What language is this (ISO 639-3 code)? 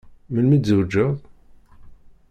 kab